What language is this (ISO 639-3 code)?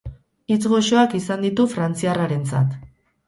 eus